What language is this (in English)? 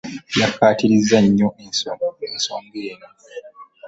Ganda